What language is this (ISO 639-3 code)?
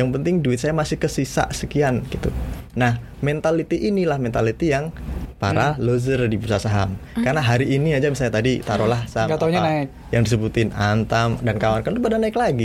ind